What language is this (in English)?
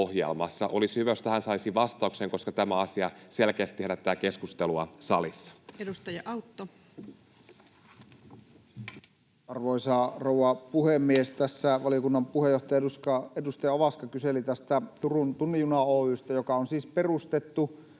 Finnish